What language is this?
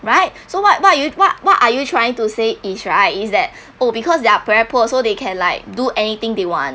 English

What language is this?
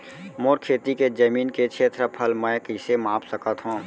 Chhattisgarhi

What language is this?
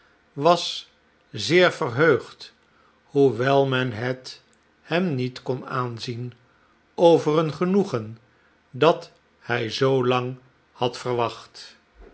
Dutch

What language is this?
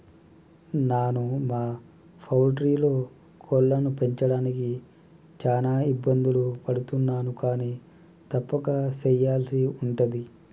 Telugu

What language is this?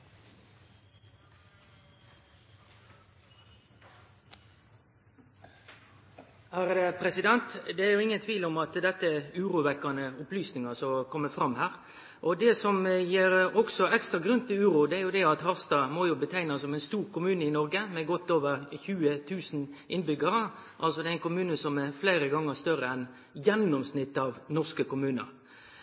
Norwegian Nynorsk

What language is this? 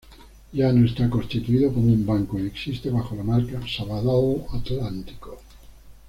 Spanish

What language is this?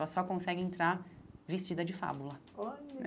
Portuguese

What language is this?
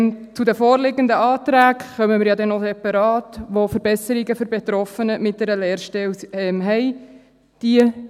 Swiss German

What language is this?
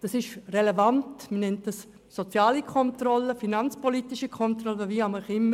Swiss German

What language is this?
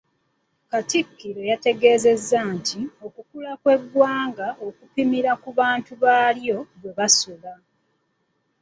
Ganda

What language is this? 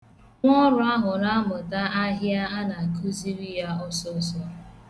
Igbo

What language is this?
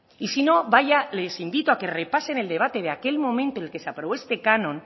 Spanish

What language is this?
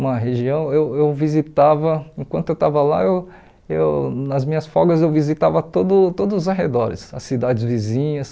Portuguese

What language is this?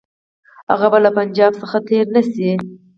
Pashto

